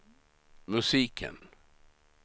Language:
Swedish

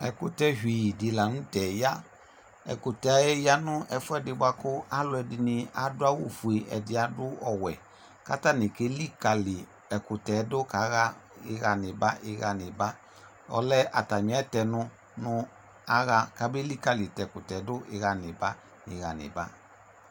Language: Ikposo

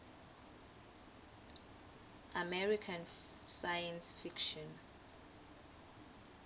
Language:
Swati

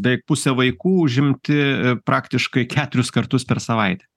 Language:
Lithuanian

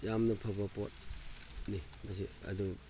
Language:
Manipuri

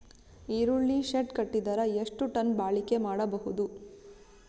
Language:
Kannada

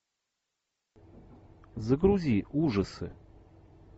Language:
Russian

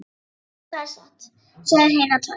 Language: Icelandic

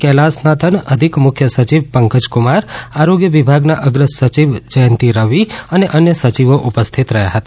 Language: Gujarati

